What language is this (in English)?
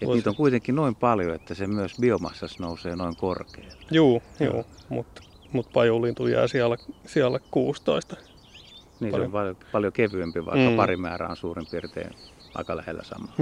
Finnish